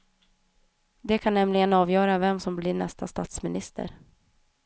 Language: Swedish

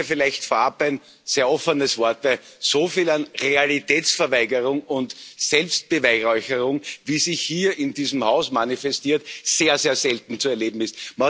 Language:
German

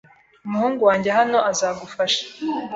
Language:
Kinyarwanda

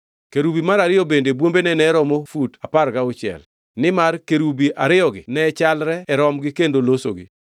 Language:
Luo (Kenya and Tanzania)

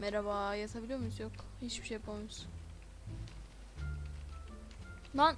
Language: Turkish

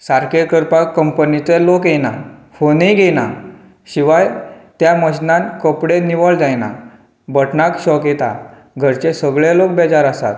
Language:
Konkani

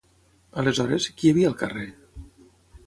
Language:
Catalan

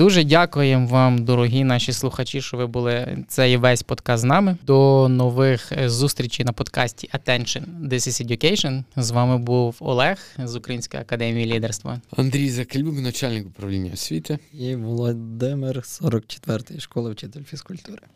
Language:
Ukrainian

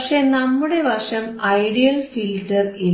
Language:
Malayalam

